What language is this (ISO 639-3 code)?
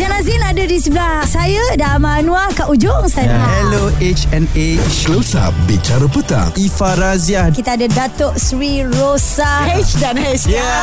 msa